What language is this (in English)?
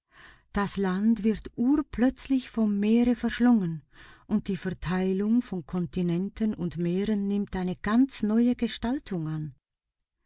German